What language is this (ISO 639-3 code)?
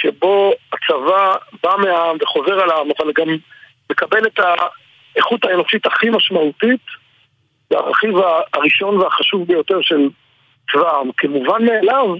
heb